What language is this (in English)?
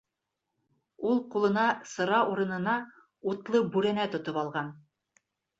Bashkir